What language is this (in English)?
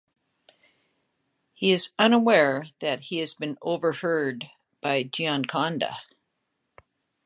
English